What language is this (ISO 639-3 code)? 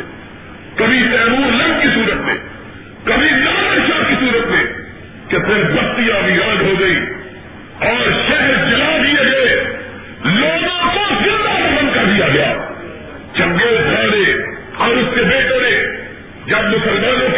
urd